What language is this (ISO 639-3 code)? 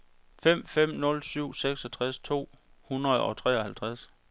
dan